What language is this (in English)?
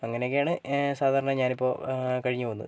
Malayalam